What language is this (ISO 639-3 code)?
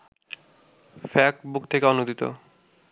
ben